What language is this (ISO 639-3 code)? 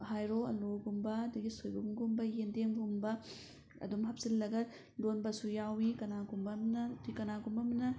mni